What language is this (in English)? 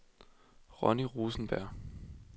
Danish